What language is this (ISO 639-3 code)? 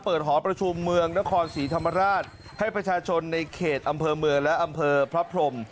tha